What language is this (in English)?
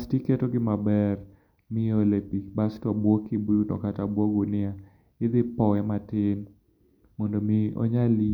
Luo (Kenya and Tanzania)